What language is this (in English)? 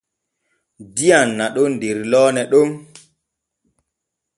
Borgu Fulfulde